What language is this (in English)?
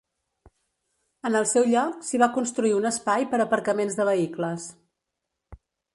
Catalan